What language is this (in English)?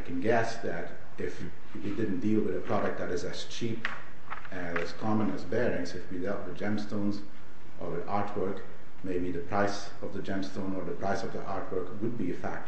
English